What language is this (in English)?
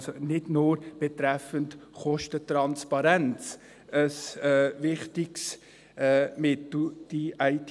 Swiss German